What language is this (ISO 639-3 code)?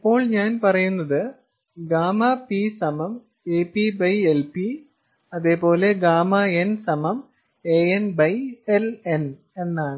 mal